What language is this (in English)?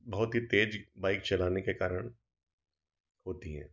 Hindi